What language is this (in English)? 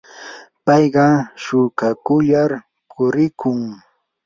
Yanahuanca Pasco Quechua